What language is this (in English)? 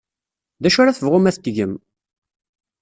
Kabyle